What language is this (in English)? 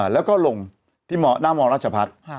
Thai